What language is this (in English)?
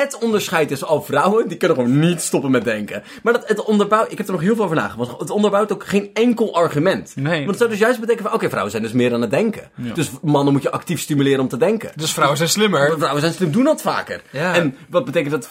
Dutch